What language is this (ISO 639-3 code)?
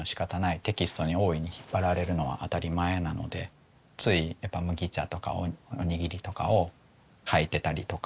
jpn